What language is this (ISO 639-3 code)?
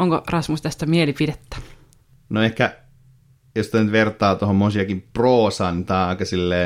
fin